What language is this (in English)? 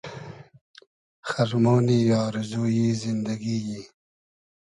Hazaragi